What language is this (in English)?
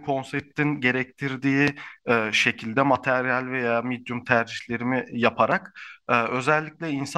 Turkish